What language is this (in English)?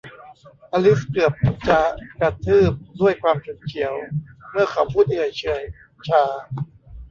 Thai